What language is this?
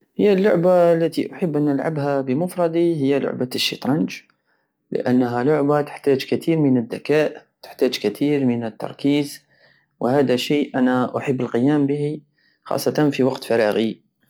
Algerian Saharan Arabic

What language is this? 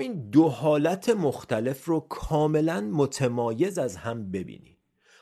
Persian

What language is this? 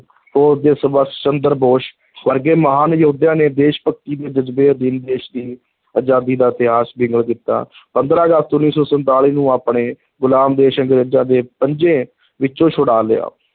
Punjabi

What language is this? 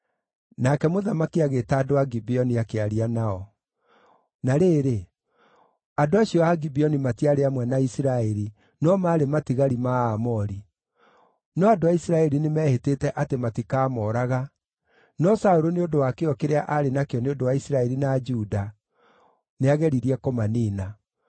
Kikuyu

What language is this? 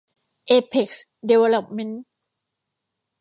Thai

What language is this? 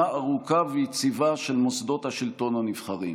Hebrew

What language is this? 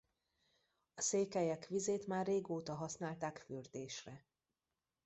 Hungarian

